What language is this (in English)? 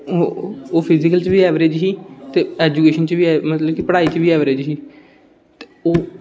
Dogri